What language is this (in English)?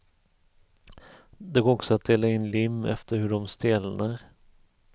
Swedish